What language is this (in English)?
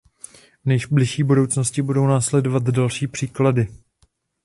Czech